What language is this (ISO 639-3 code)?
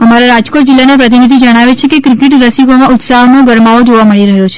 guj